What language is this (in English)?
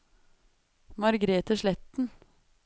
Norwegian